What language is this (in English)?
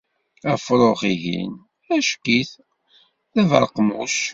Kabyle